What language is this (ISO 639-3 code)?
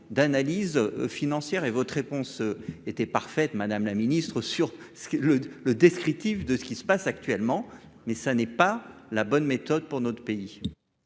fra